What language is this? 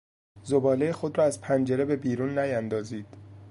Persian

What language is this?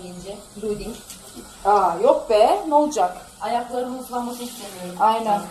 Turkish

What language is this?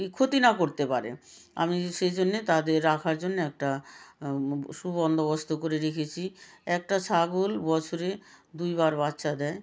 Bangla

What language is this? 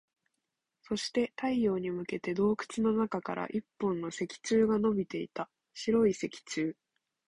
Japanese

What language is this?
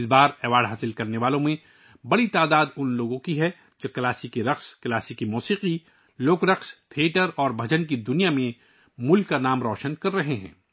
Urdu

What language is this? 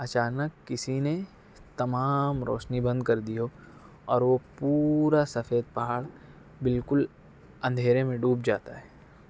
Urdu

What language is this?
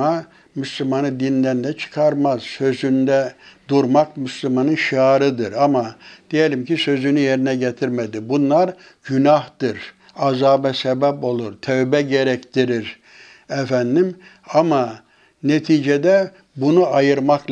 Turkish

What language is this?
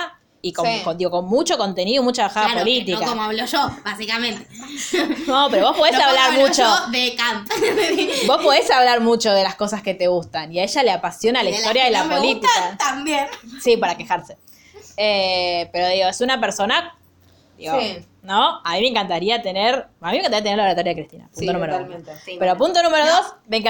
Spanish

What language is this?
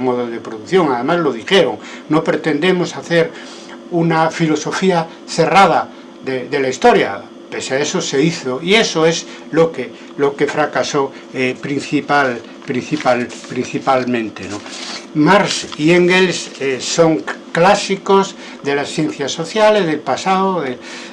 Spanish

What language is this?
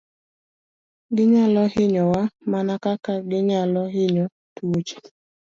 Luo (Kenya and Tanzania)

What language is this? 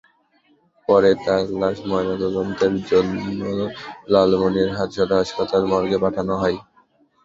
Bangla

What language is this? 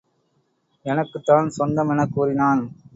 Tamil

